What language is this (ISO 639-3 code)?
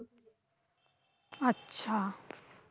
ben